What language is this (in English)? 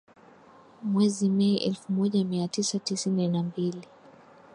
Swahili